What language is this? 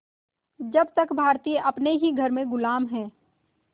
Hindi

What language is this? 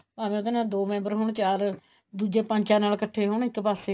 Punjabi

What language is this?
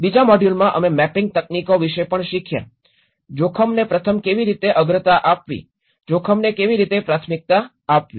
Gujarati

